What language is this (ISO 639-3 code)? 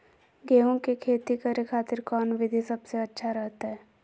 mag